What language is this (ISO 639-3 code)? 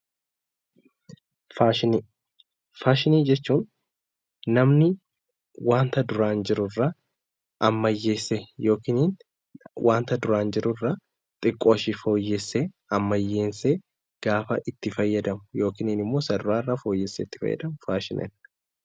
orm